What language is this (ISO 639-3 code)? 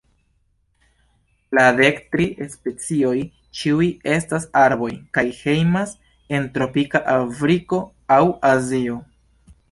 epo